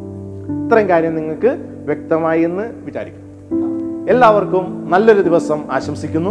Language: Malayalam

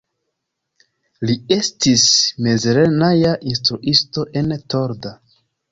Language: Esperanto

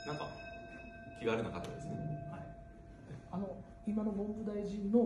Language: Japanese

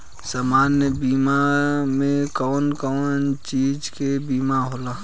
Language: Bhojpuri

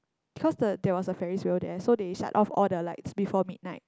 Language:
English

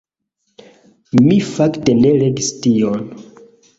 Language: Esperanto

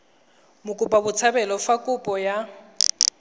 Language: Tswana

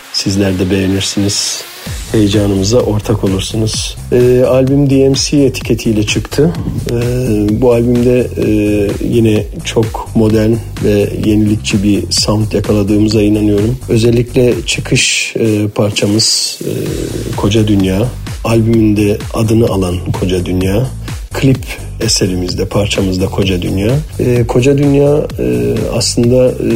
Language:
Turkish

